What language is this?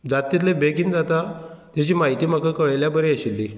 Konkani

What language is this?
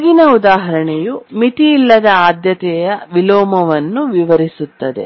Kannada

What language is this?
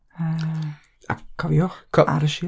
Welsh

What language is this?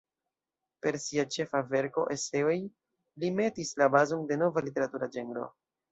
Esperanto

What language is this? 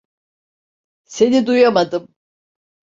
Turkish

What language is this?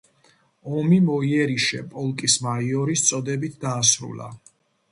Georgian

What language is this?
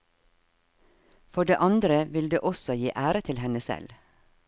Norwegian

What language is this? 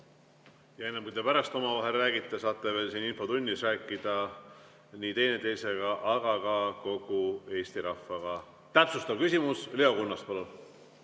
Estonian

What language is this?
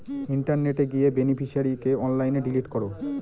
Bangla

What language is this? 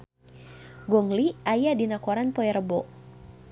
Sundanese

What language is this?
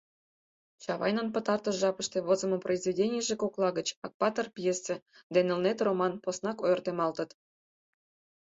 Mari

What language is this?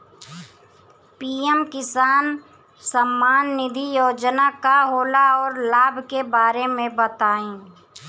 Bhojpuri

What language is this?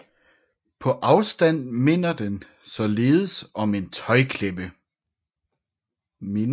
Danish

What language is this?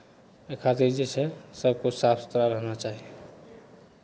Maithili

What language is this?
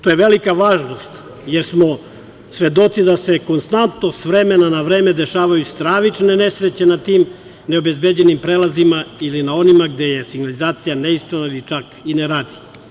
Serbian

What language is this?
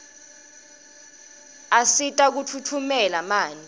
Swati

